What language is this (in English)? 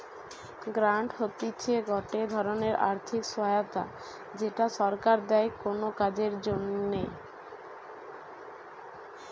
Bangla